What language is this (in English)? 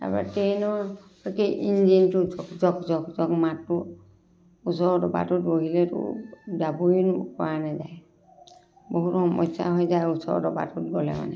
Assamese